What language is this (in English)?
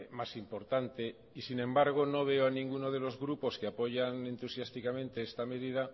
Spanish